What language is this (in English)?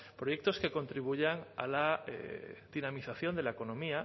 Spanish